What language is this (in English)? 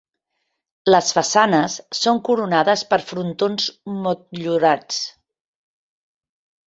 Catalan